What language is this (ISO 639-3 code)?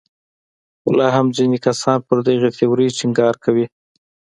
pus